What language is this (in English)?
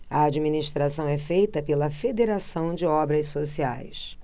Portuguese